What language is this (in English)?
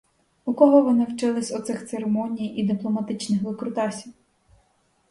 Ukrainian